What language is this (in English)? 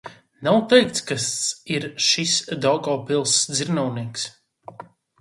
Latvian